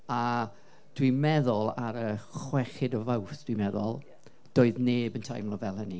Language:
Welsh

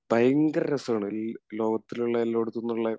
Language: Malayalam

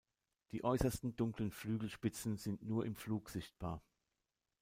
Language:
German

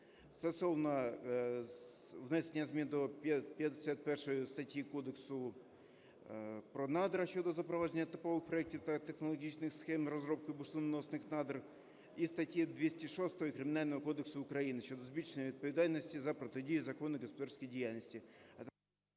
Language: Ukrainian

